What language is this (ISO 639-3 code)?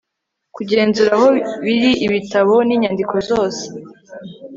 kin